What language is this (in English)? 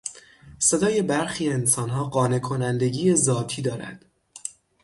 Persian